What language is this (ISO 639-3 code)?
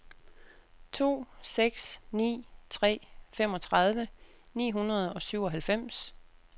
dan